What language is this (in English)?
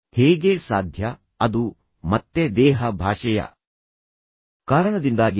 Kannada